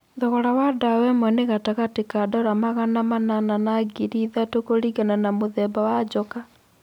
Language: Kikuyu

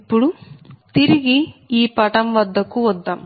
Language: Telugu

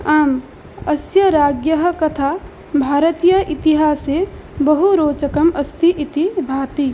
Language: Sanskrit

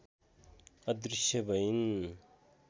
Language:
Nepali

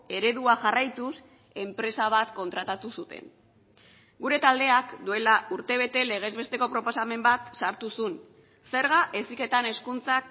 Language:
Basque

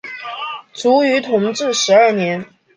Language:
Chinese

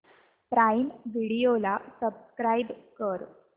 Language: Marathi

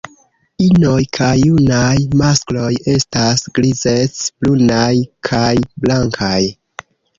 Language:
Esperanto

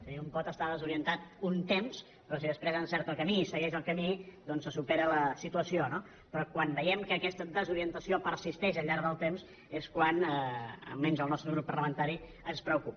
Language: Catalan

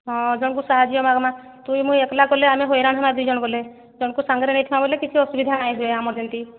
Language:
Odia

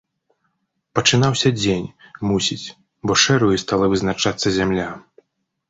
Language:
Belarusian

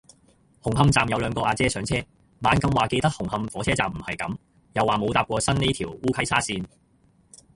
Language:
Cantonese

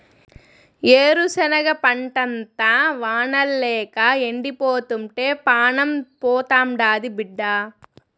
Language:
Telugu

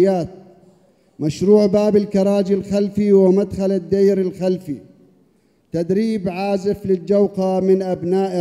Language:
Arabic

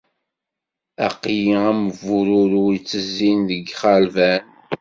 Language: Kabyle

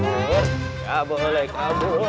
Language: Indonesian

